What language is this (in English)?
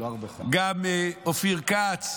Hebrew